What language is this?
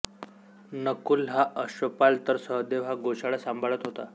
Marathi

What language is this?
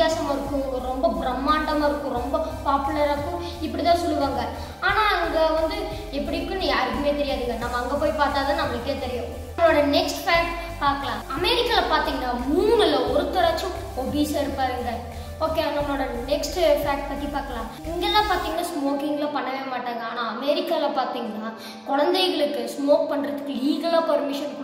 Romanian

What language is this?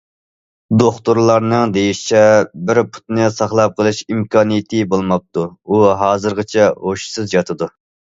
Uyghur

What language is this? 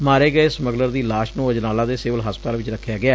Punjabi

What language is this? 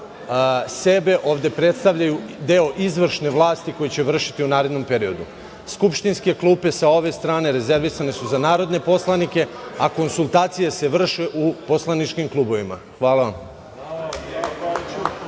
Serbian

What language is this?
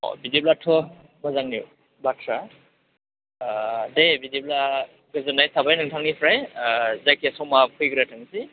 Bodo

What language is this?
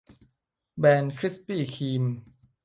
Thai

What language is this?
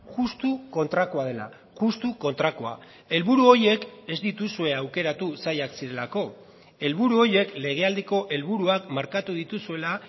Basque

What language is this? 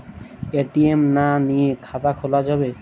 Bangla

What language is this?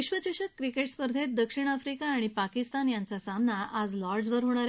Marathi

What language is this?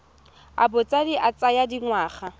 Tswana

